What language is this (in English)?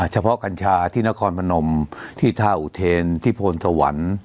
Thai